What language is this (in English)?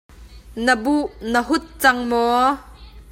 Hakha Chin